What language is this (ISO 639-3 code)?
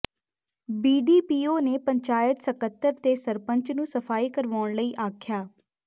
pan